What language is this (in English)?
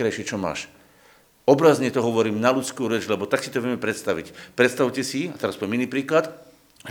Slovak